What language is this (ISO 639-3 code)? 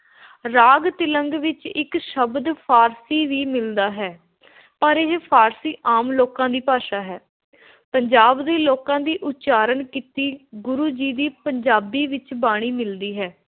pan